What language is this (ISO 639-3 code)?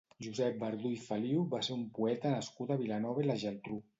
cat